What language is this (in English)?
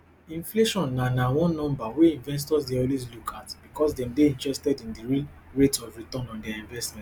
Nigerian Pidgin